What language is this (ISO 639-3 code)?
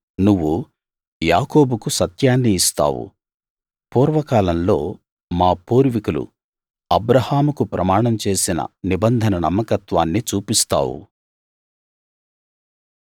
tel